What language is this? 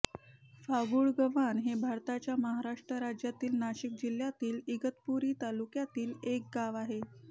Marathi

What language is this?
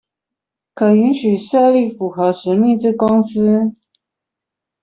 Chinese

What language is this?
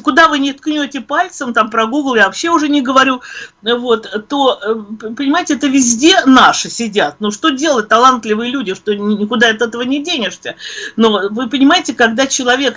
Russian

